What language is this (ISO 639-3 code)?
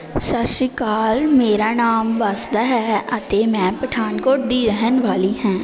pan